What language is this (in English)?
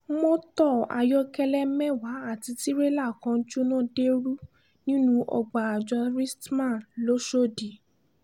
Yoruba